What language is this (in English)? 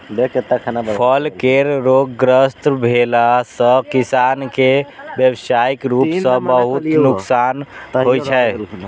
Maithili